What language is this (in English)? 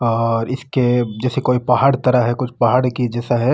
Marwari